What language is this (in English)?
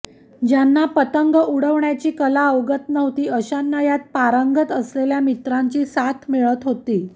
Marathi